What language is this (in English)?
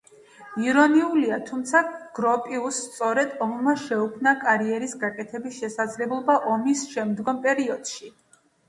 Georgian